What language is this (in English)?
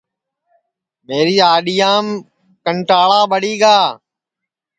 Sansi